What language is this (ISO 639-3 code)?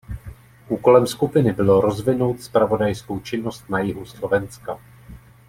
ces